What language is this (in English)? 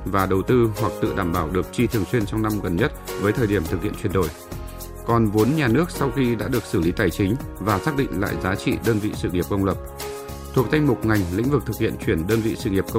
Vietnamese